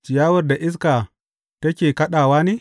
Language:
Hausa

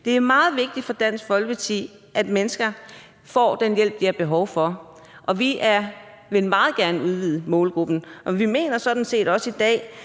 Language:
Danish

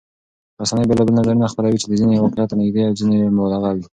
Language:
Pashto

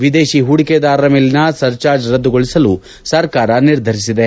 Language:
Kannada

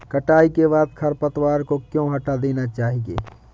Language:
Hindi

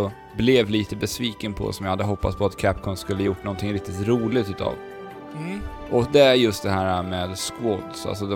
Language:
Swedish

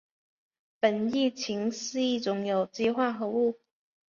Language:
Chinese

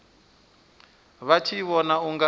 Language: Venda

